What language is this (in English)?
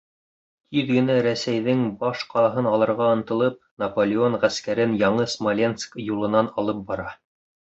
Bashkir